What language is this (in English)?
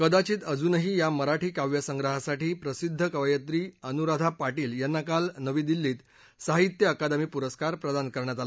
Marathi